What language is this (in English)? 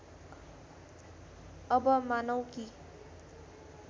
Nepali